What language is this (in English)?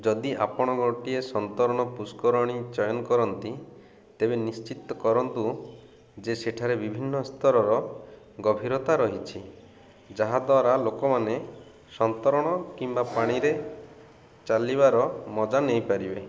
Odia